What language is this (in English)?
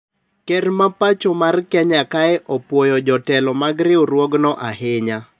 Luo (Kenya and Tanzania)